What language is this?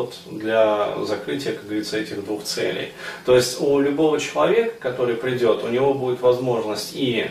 Russian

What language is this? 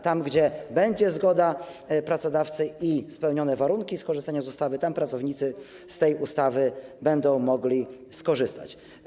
Polish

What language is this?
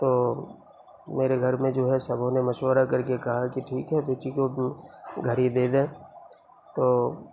Urdu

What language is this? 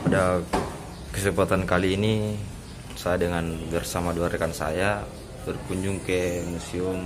Indonesian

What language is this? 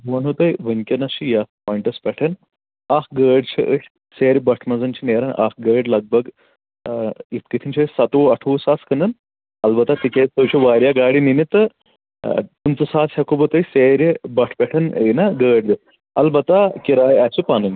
Kashmiri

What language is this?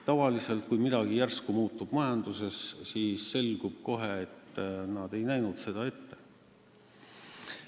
Estonian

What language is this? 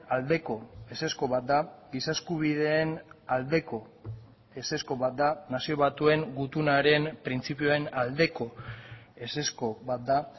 Basque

